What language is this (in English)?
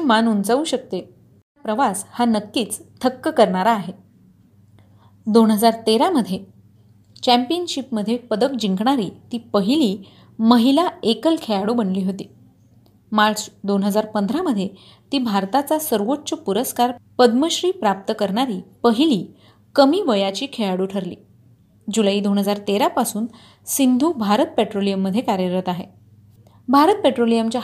Marathi